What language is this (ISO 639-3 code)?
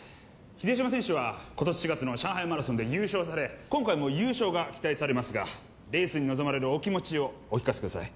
jpn